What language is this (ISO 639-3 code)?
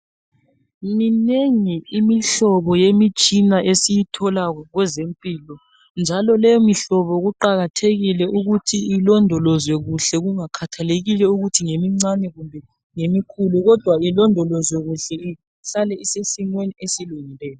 nde